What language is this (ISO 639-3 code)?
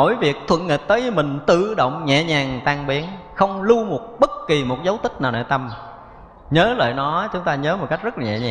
vie